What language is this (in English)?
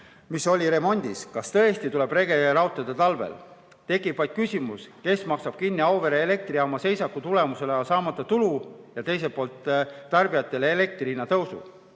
Estonian